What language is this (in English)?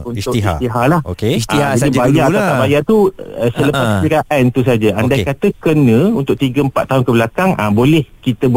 Malay